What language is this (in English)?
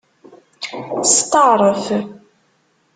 Kabyle